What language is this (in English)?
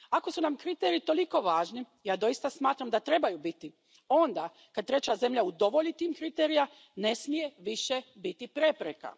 Croatian